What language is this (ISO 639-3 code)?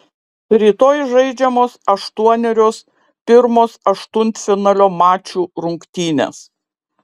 lit